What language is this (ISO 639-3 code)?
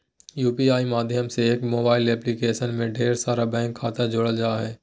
mag